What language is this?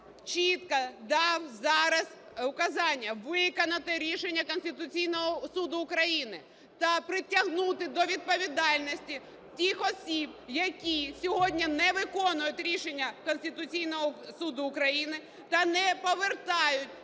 Ukrainian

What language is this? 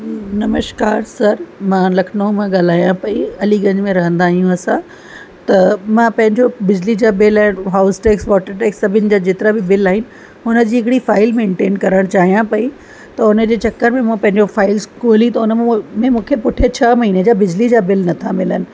Sindhi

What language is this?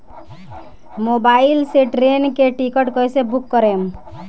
Bhojpuri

